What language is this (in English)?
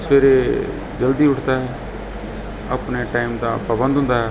Punjabi